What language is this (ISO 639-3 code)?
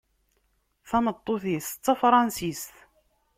kab